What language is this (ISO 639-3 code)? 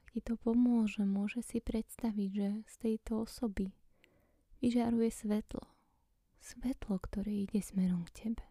slk